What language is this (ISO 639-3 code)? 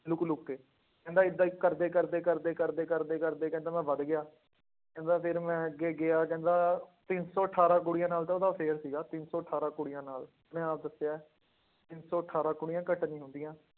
pan